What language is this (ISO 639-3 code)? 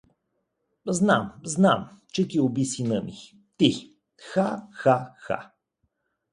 bul